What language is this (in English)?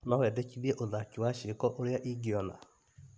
Kikuyu